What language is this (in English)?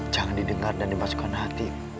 Indonesian